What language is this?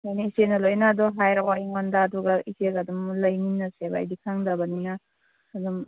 Manipuri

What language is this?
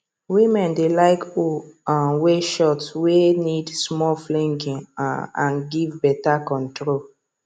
Nigerian Pidgin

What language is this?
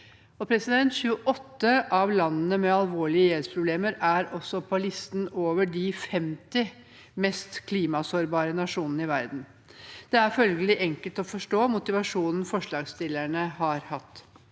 Norwegian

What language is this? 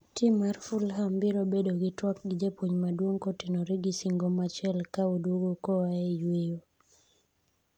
Luo (Kenya and Tanzania)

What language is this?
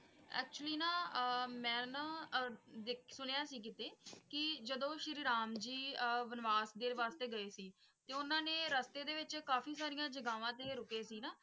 Punjabi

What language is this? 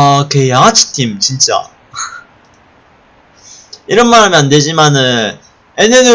Korean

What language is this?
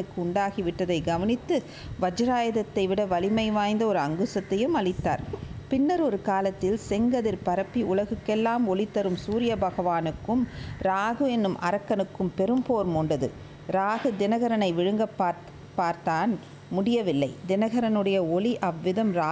Tamil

